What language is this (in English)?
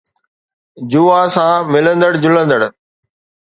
Sindhi